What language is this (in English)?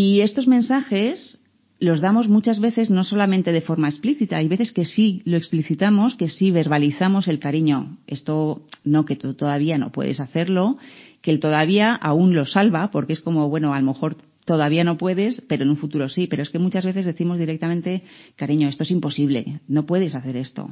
Spanish